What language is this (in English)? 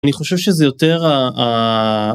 Hebrew